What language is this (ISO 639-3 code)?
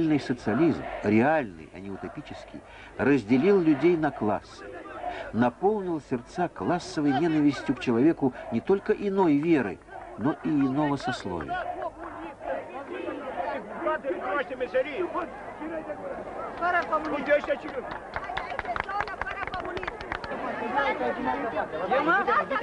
rus